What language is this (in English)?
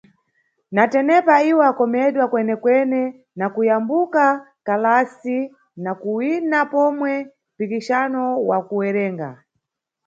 Nyungwe